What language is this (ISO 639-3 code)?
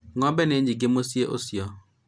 kik